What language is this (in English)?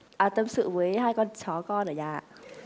Vietnamese